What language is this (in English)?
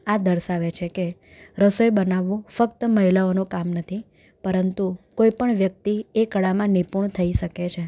Gujarati